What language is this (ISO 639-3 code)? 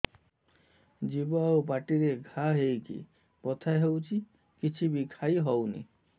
ori